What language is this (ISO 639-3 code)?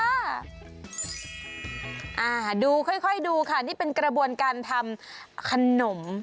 tha